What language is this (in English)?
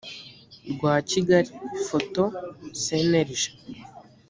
Kinyarwanda